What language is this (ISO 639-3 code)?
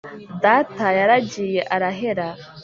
kin